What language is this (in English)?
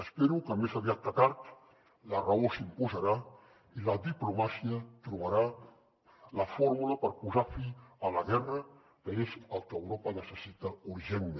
Catalan